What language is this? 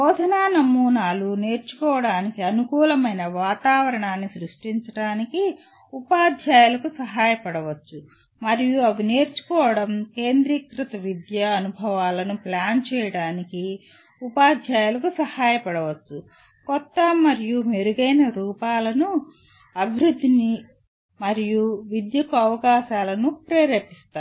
Telugu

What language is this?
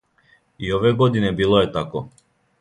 Serbian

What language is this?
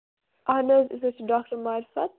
Kashmiri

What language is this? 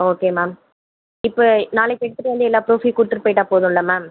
Tamil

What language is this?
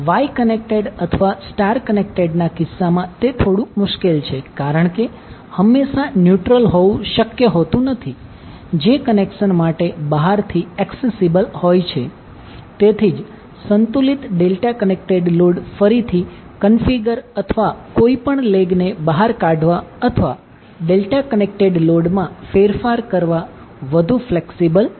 Gujarati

